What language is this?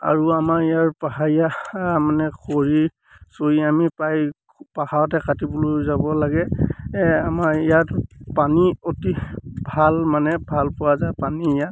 Assamese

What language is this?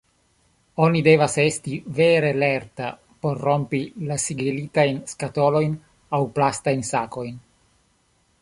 Esperanto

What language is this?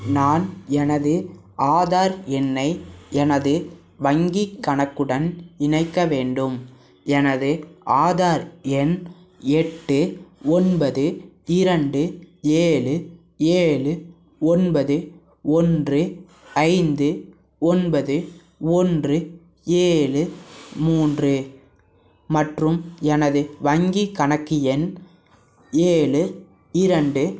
Tamil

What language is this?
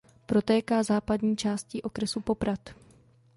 Czech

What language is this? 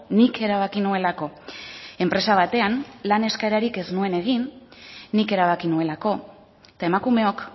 Basque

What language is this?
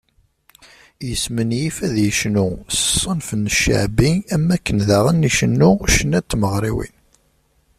Kabyle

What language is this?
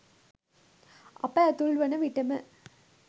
Sinhala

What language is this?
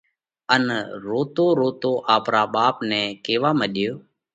Parkari Koli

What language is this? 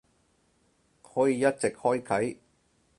Cantonese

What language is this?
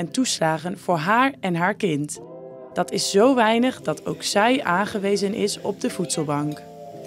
Dutch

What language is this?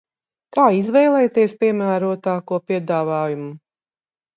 Latvian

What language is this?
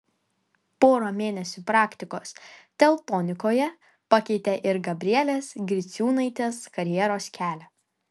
Lithuanian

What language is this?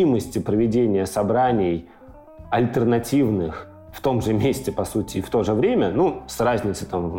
Russian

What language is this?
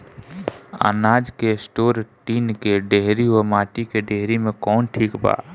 Bhojpuri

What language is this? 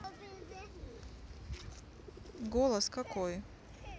Russian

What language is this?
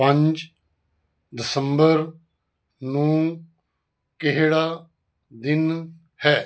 Punjabi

